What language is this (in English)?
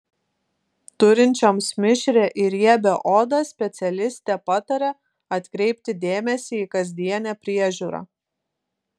Lithuanian